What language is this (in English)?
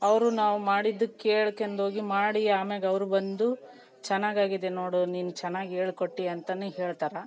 Kannada